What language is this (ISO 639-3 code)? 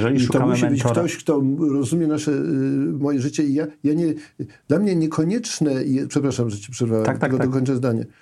pol